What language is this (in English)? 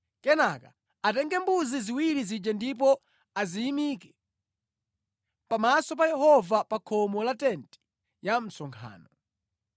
Nyanja